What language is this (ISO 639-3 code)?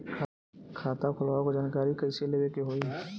bho